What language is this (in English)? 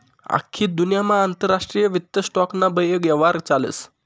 Marathi